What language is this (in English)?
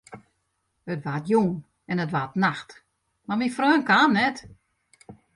Western Frisian